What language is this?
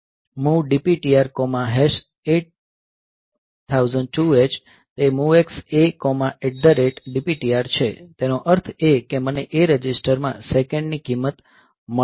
Gujarati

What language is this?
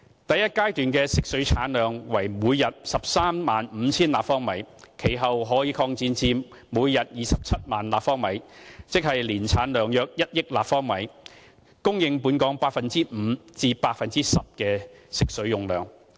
Cantonese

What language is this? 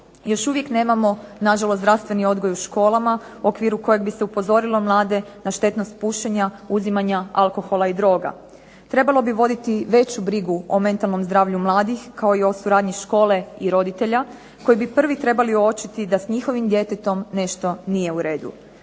Croatian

